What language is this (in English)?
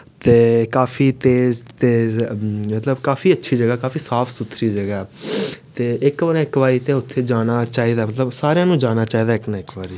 Dogri